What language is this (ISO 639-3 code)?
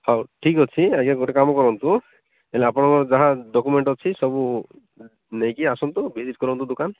ori